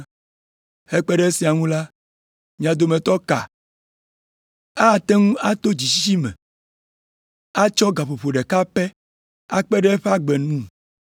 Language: Ewe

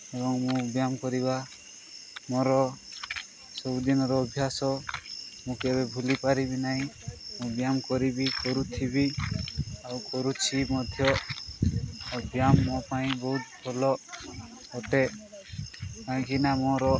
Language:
Odia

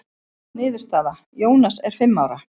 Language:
Icelandic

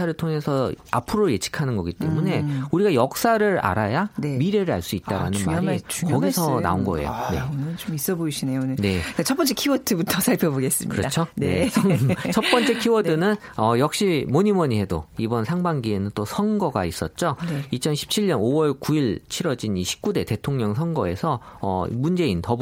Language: Korean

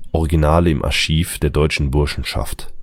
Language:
German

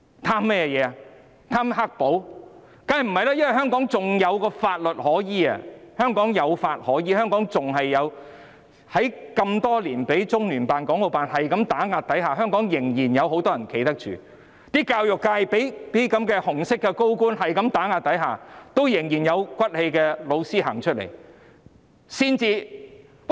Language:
Cantonese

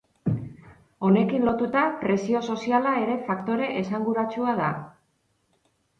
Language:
Basque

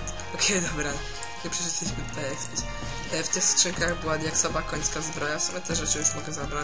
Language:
Polish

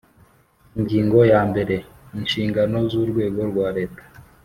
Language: Kinyarwanda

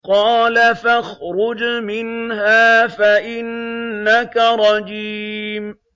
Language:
Arabic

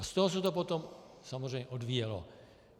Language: Czech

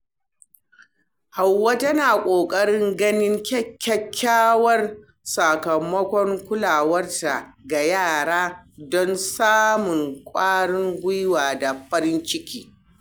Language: Hausa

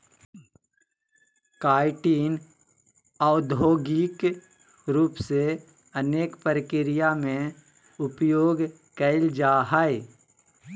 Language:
Magahi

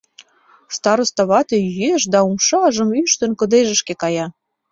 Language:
Mari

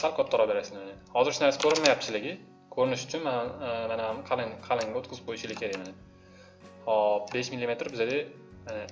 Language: Turkish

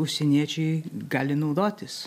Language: Lithuanian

